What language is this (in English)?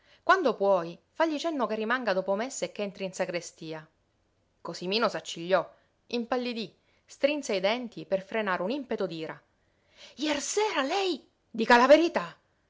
Italian